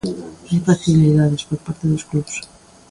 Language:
Galician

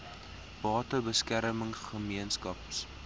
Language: Afrikaans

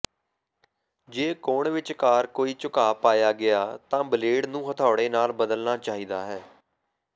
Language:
Punjabi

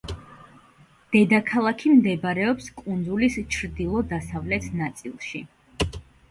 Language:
Georgian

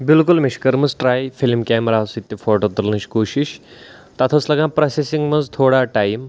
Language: Kashmiri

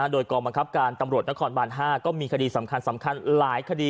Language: Thai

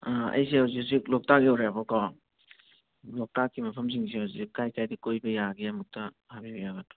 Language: Manipuri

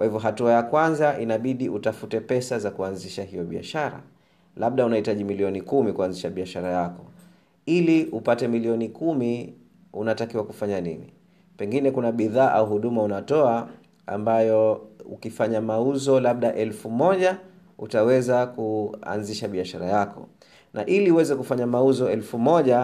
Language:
Swahili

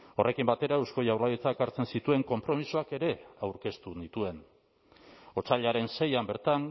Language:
Basque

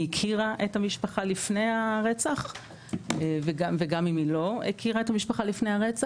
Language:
Hebrew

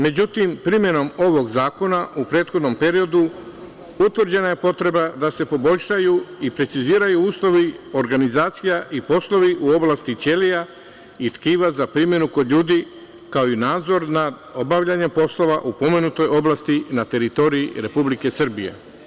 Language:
Serbian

